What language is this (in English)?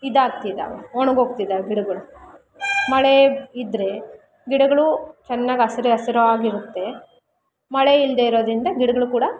Kannada